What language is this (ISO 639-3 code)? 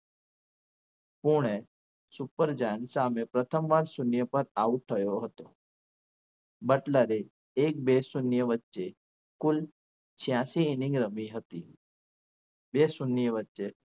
guj